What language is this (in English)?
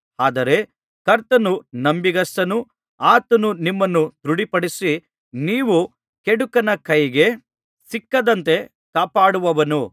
Kannada